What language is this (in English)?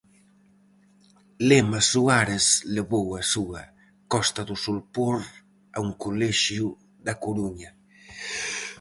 Galician